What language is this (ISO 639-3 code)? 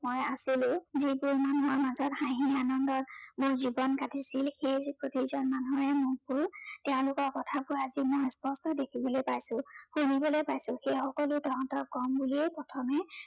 asm